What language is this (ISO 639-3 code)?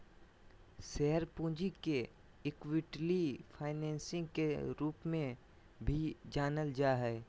mag